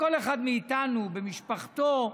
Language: Hebrew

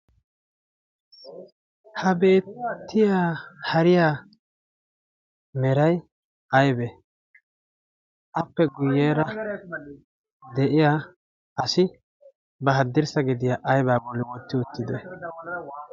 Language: Wolaytta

